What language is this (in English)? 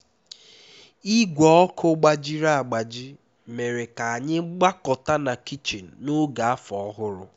Igbo